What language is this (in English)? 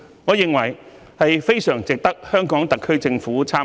Cantonese